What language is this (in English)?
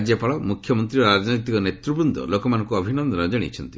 Odia